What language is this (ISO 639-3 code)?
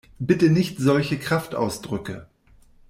deu